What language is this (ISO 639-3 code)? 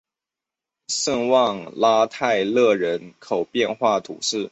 zho